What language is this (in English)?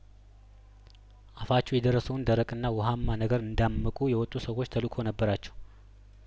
Amharic